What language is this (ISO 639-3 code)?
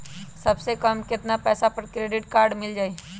mag